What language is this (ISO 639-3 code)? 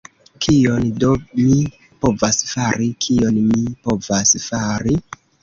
epo